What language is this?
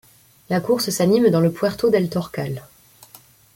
French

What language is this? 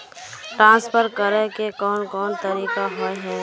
Magahi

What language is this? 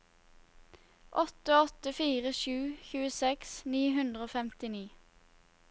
Norwegian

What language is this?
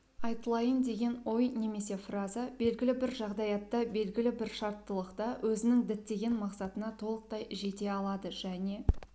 Kazakh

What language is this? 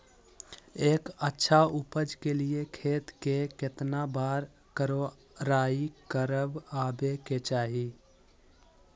Magahi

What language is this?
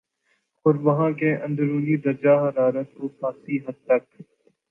Urdu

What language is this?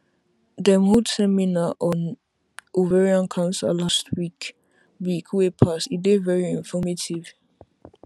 Nigerian Pidgin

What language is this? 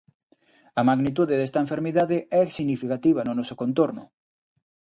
Galician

